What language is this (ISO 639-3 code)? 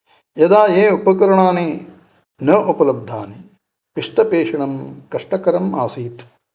san